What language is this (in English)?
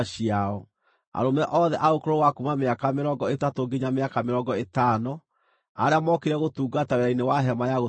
Kikuyu